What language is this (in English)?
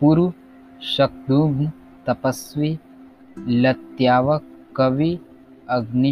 Hindi